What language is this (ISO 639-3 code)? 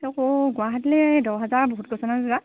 asm